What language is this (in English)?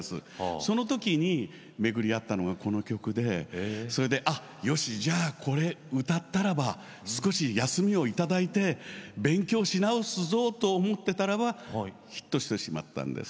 Japanese